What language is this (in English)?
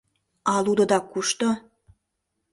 Mari